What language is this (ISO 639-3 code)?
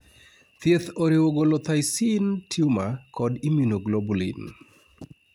luo